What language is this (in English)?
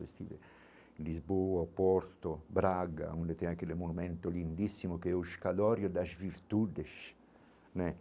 Portuguese